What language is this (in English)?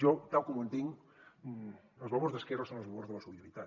Catalan